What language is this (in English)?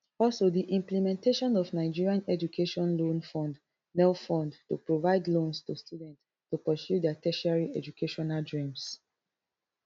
Nigerian Pidgin